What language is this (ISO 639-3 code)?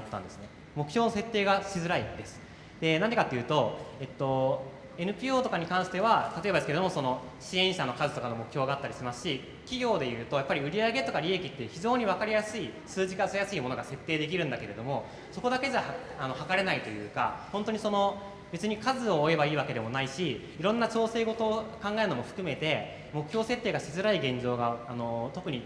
jpn